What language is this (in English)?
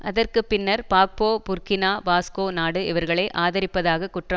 Tamil